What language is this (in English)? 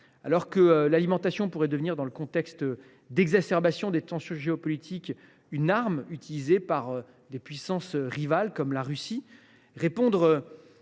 French